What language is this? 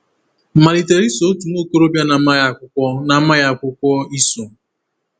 Igbo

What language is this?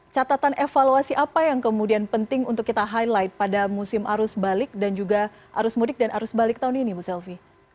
Indonesian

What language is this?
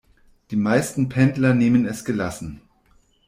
German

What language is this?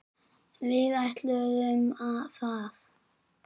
Icelandic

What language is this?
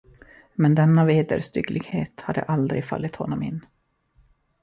Swedish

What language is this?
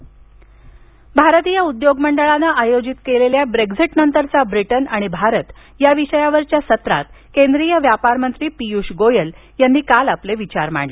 Marathi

